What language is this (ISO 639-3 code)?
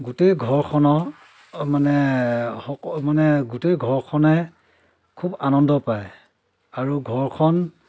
asm